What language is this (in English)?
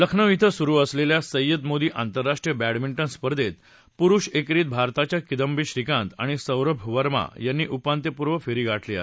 Marathi